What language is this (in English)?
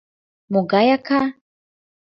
Mari